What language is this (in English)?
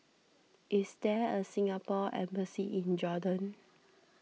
English